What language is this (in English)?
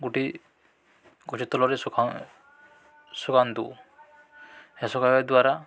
Odia